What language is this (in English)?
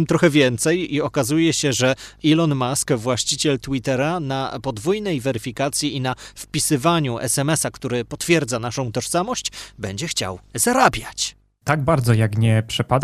Polish